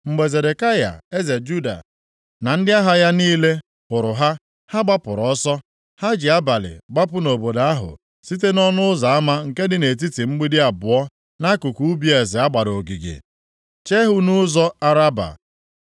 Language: Igbo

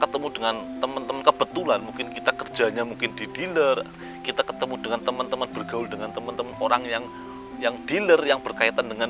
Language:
Indonesian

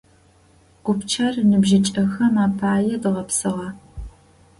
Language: Adyghe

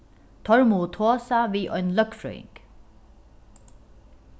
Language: Faroese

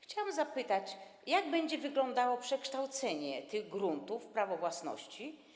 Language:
Polish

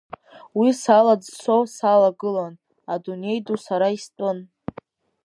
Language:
Abkhazian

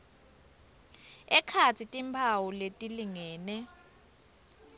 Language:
Swati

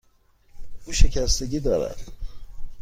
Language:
Persian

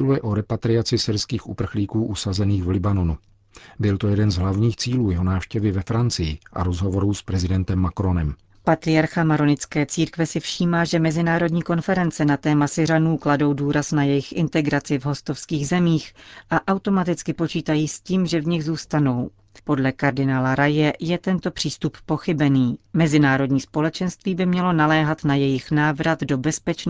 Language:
Czech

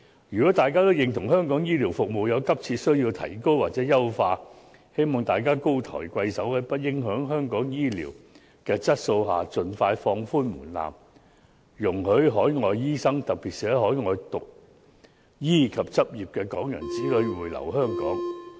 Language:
Cantonese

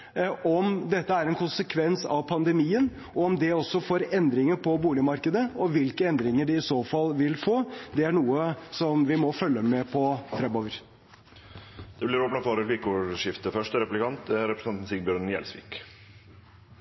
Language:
Norwegian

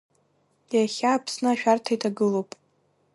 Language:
Abkhazian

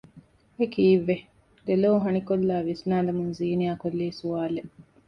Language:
Divehi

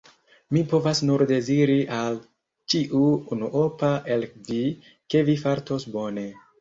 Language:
Esperanto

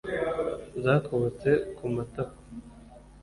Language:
Kinyarwanda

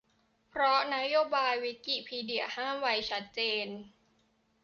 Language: Thai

